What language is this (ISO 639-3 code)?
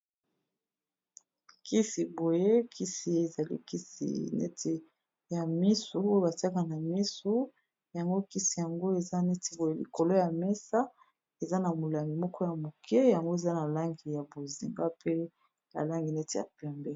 lin